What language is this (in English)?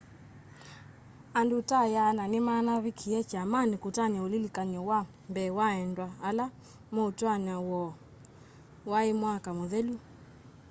Kamba